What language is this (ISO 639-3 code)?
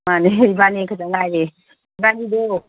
mni